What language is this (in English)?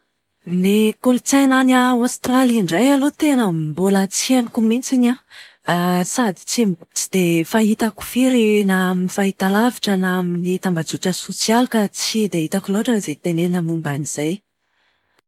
Malagasy